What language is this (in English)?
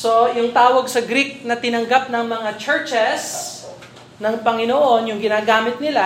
Filipino